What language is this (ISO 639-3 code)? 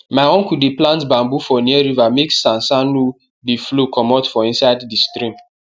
pcm